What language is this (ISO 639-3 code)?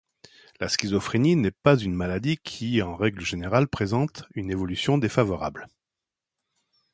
fra